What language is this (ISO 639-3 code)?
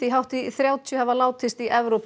isl